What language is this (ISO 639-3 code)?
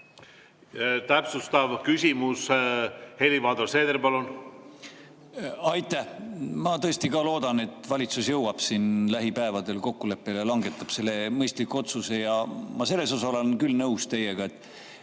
est